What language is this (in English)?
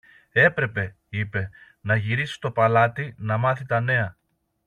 Greek